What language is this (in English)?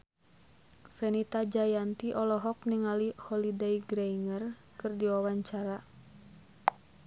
Sundanese